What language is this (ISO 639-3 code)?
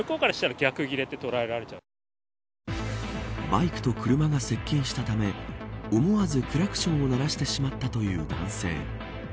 jpn